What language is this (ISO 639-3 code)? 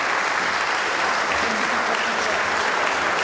srp